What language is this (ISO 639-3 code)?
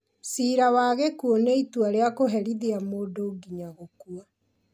kik